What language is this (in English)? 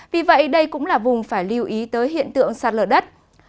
Vietnamese